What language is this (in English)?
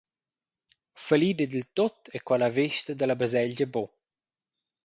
Romansh